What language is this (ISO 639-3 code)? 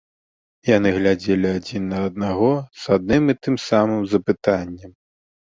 bel